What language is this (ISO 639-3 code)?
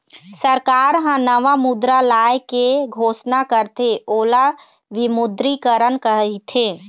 hne